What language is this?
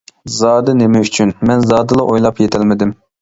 Uyghur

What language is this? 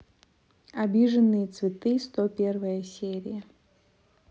Russian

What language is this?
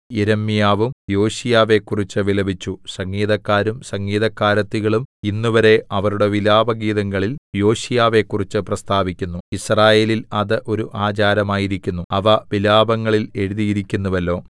Malayalam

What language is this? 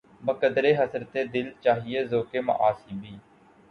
Urdu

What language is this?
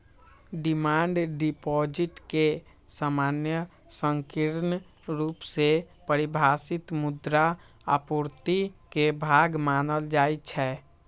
Magahi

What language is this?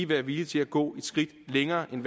Danish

